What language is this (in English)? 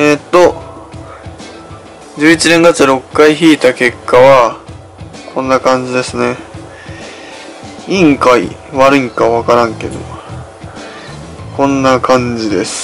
Japanese